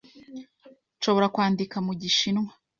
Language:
Kinyarwanda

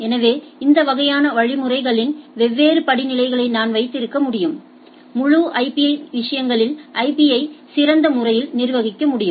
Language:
Tamil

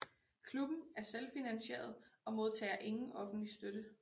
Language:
Danish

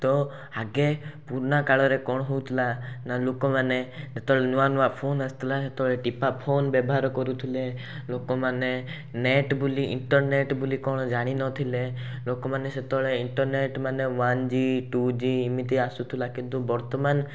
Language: Odia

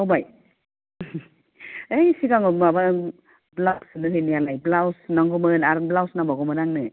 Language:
Bodo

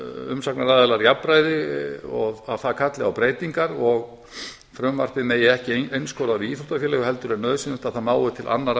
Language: Icelandic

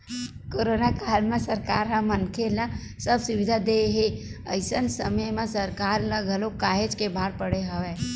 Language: Chhattisgarhi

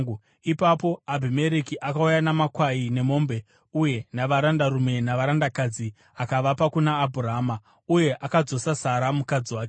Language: Shona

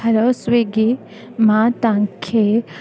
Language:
Sindhi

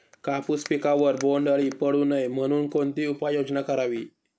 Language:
Marathi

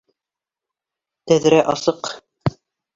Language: Bashkir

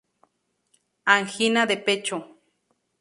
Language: Spanish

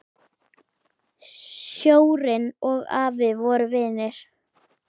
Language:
Icelandic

